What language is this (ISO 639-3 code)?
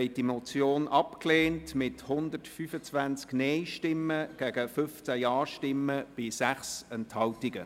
gsw